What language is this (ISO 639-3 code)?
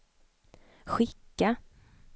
swe